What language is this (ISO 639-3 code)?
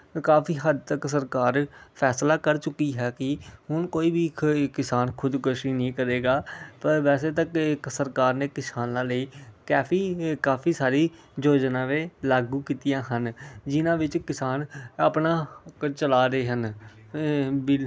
pan